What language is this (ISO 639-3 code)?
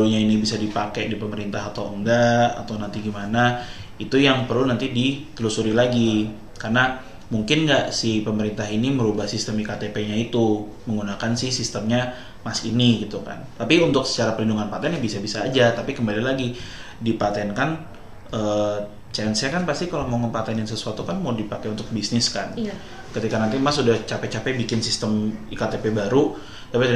ind